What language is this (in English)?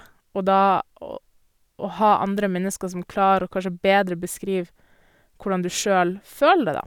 Norwegian